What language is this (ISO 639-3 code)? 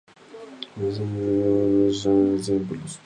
spa